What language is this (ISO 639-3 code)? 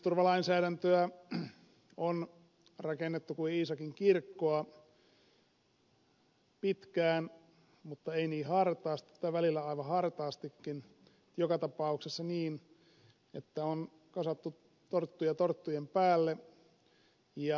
fin